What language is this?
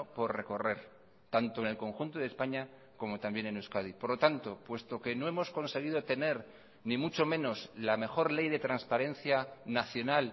Spanish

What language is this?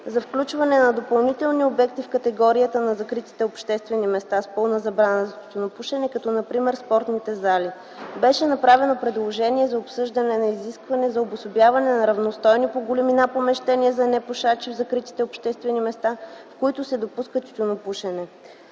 Bulgarian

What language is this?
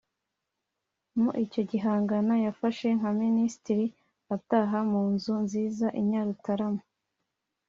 Kinyarwanda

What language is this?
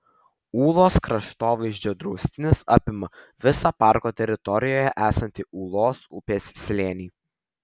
Lithuanian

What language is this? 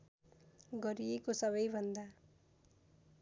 Nepali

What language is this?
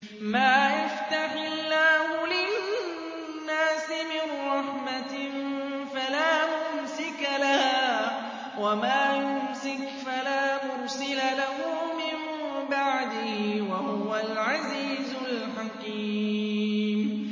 Arabic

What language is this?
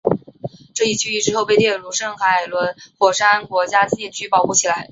Chinese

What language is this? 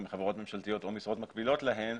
Hebrew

